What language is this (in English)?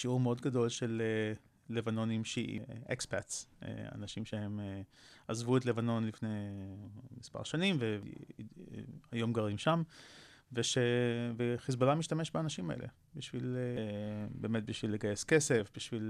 Hebrew